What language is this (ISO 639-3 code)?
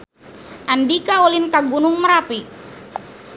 sun